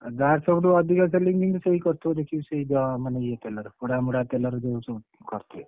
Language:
Odia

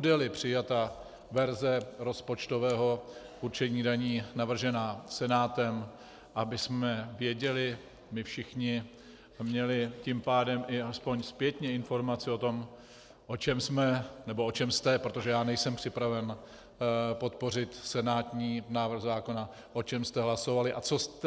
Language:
Czech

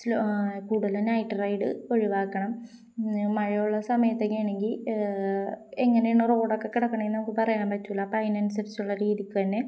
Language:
Malayalam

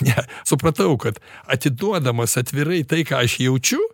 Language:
Lithuanian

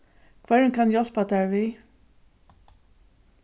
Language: Faroese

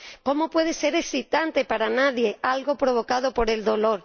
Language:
Spanish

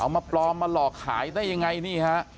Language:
Thai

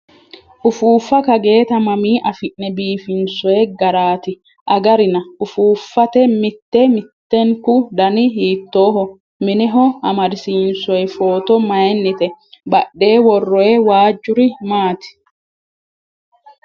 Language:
Sidamo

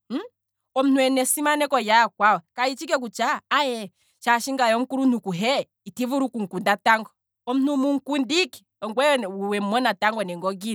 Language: Kwambi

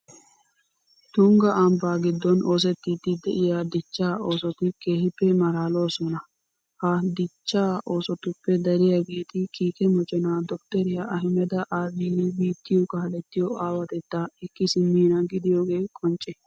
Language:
Wolaytta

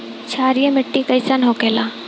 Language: Bhojpuri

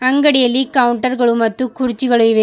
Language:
Kannada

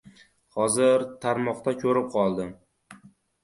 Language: Uzbek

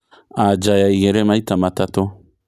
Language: Kikuyu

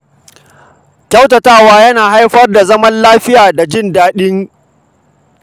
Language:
Hausa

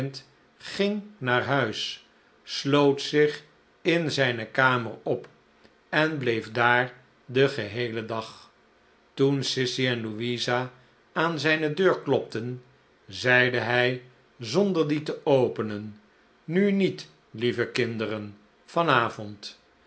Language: Dutch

